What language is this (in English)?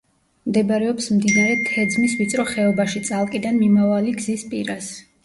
Georgian